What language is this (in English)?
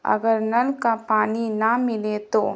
Urdu